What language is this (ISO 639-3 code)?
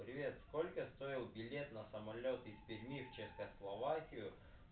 rus